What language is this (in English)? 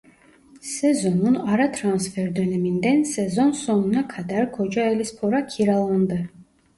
Turkish